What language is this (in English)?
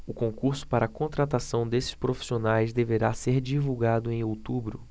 Portuguese